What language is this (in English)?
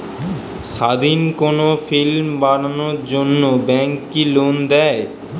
Bangla